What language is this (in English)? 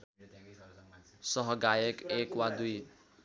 Nepali